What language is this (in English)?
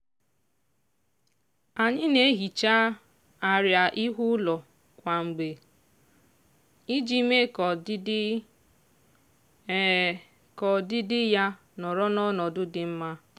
Igbo